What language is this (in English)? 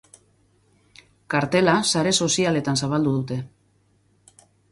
Basque